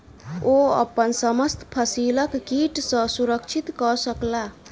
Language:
Maithili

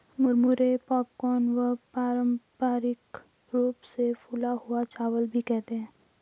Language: Hindi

